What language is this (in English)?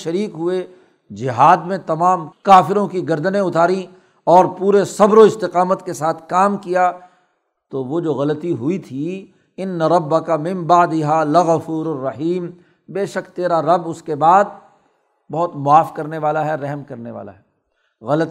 Urdu